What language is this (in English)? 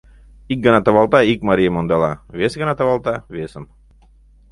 Mari